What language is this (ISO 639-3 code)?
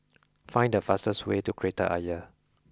eng